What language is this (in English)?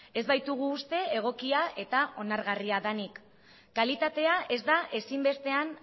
Basque